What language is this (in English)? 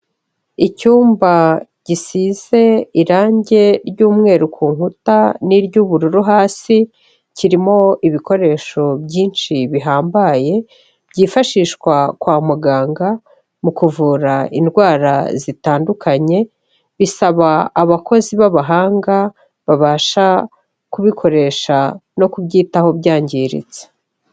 Kinyarwanda